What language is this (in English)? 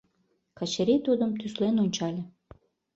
Mari